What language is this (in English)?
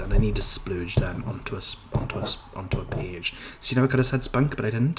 Welsh